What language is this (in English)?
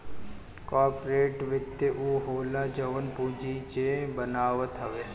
Bhojpuri